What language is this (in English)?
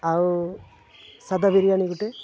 Odia